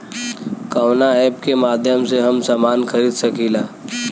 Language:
Bhojpuri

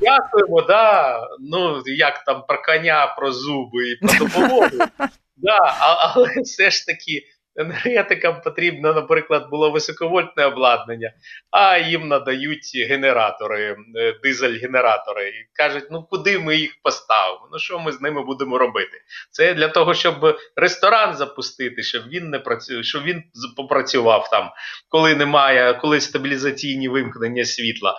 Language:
Ukrainian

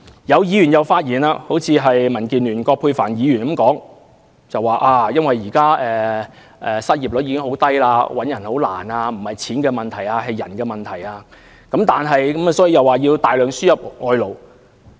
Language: Cantonese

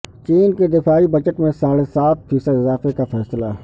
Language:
Urdu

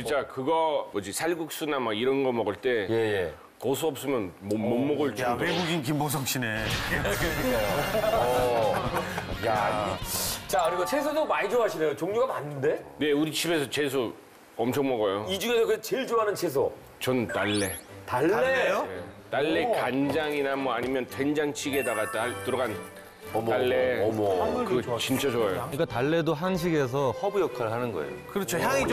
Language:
Korean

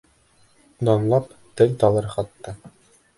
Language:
Bashkir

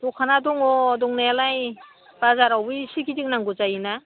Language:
Bodo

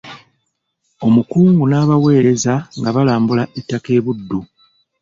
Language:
Ganda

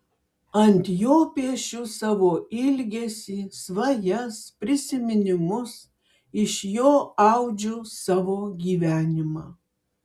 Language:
Lithuanian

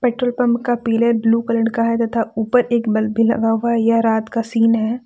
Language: Hindi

